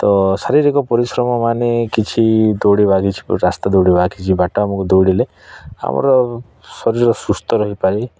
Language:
Odia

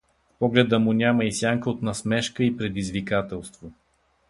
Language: Bulgarian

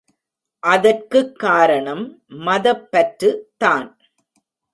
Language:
Tamil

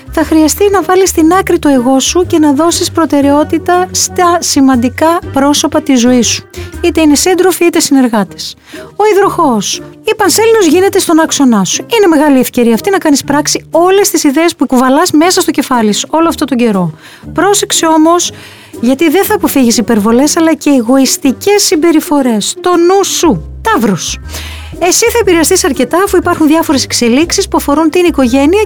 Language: Greek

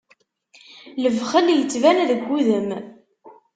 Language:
Kabyle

